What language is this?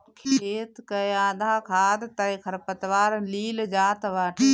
Bhojpuri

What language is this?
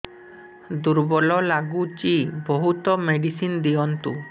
Odia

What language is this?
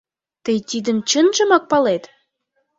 Mari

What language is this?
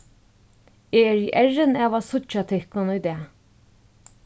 Faroese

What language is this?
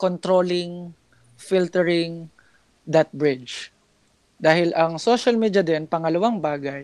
Filipino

